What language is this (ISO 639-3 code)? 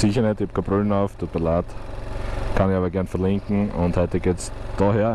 deu